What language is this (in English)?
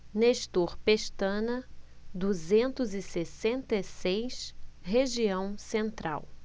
Portuguese